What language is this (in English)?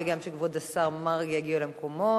Hebrew